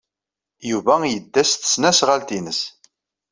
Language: Kabyle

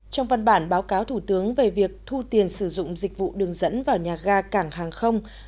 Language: Vietnamese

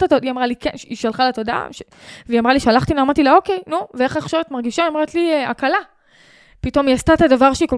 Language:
Hebrew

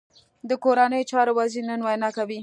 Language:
Pashto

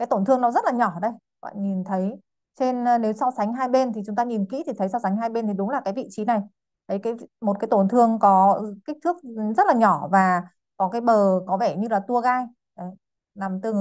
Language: Vietnamese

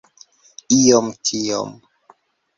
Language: Esperanto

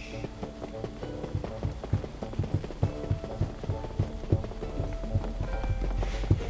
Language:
Italian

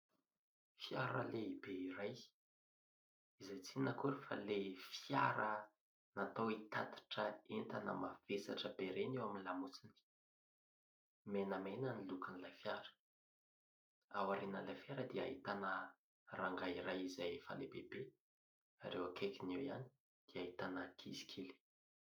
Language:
Malagasy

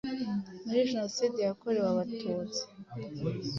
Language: Kinyarwanda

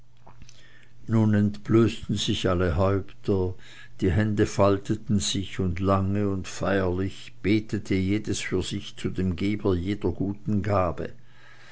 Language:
German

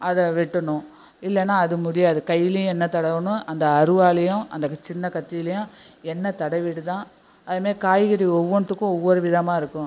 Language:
Tamil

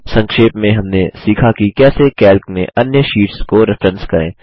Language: Hindi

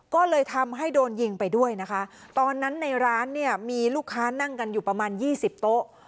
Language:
Thai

